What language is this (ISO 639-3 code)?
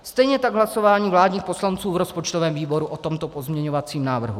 ces